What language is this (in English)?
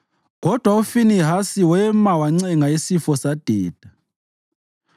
North Ndebele